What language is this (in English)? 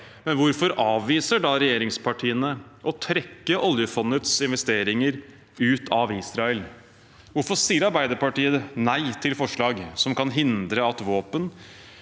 Norwegian